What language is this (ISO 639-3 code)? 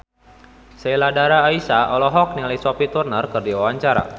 sun